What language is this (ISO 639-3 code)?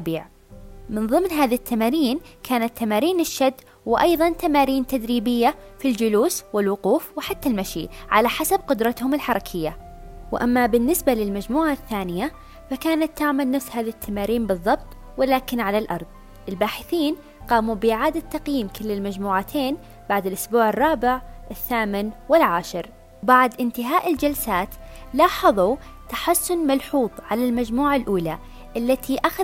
ara